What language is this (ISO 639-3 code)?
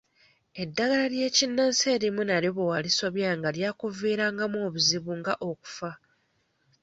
lug